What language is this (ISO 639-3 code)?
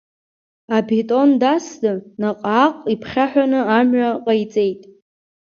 abk